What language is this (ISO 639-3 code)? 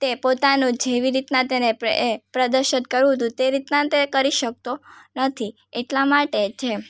guj